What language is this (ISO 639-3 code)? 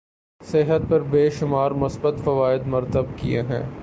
urd